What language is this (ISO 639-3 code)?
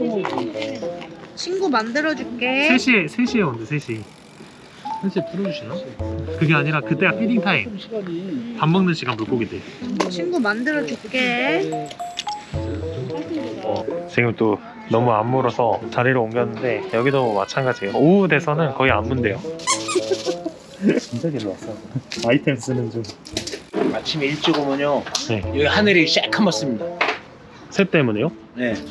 kor